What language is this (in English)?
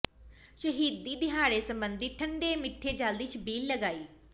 Punjabi